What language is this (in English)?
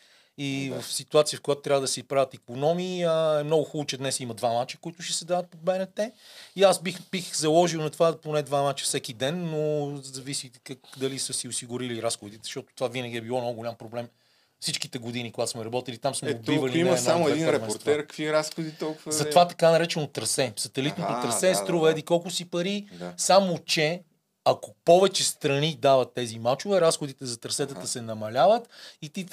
Bulgarian